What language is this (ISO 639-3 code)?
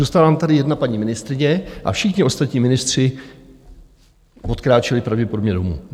ces